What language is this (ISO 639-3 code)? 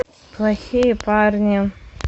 rus